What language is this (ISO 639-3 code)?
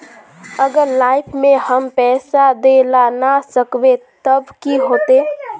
mag